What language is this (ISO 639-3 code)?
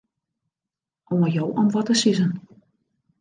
fry